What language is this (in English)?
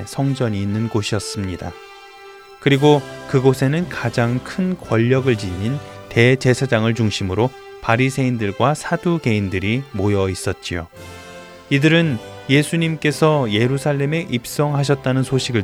Korean